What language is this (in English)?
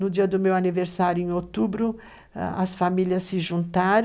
Portuguese